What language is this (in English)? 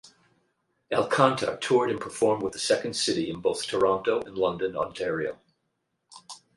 English